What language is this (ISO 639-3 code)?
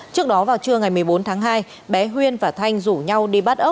vie